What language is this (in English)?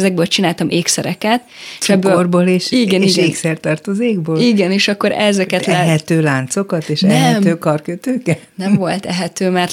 Hungarian